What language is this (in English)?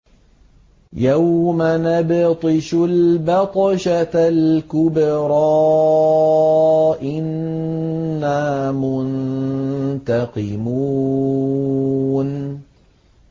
Arabic